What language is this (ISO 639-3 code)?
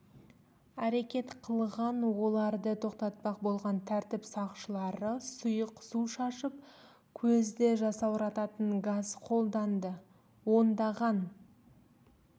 kaz